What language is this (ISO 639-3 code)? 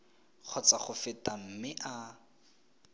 tsn